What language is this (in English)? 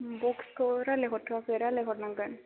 Bodo